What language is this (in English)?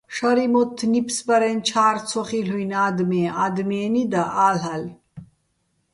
Bats